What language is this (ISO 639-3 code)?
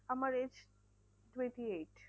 ben